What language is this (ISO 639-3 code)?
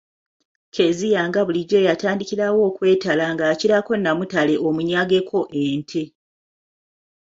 lug